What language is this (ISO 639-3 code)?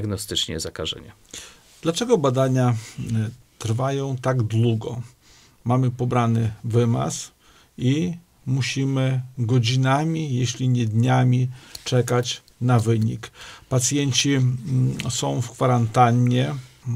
pol